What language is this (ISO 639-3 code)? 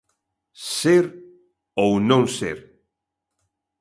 glg